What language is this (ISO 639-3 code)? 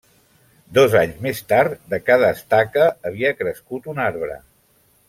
cat